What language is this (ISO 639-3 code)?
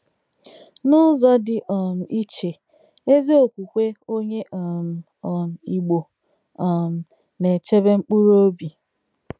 ibo